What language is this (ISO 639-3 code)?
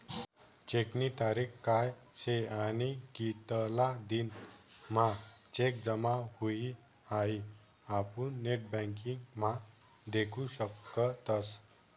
mar